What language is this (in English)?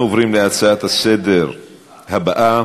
Hebrew